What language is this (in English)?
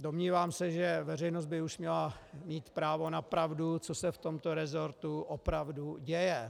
Czech